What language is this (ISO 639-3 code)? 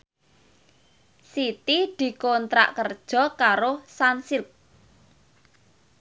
jav